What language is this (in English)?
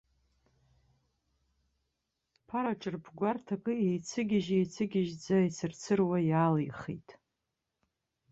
Abkhazian